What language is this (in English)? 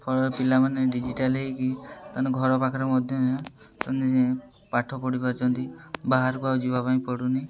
Odia